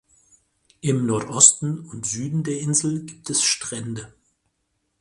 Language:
German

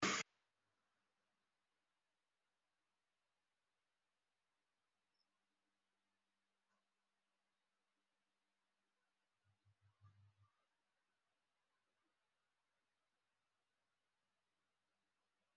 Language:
Somali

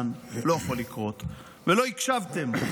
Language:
Hebrew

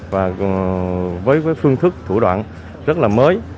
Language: Vietnamese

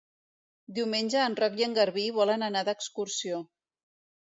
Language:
Catalan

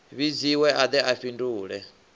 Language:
Venda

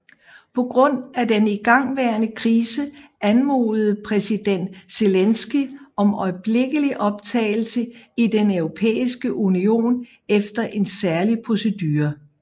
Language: Danish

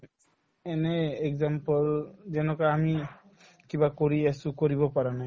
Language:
Assamese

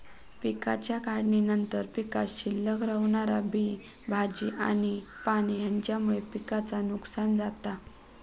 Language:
Marathi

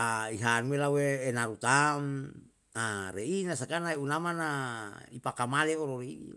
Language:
Yalahatan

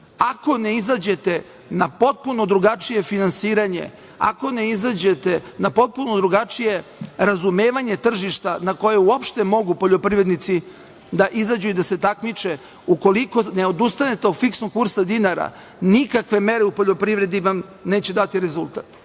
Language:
Serbian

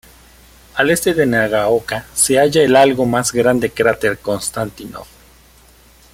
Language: Spanish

